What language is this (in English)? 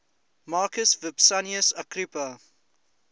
English